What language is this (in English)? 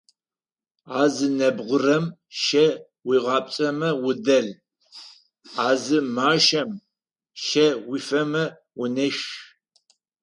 Adyghe